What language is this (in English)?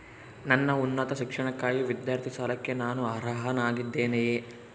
Kannada